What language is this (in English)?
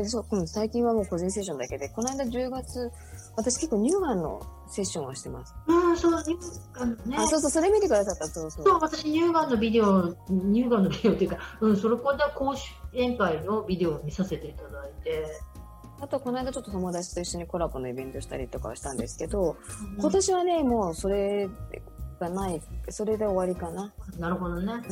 Japanese